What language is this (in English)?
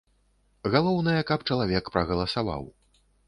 Belarusian